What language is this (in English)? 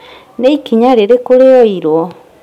Kikuyu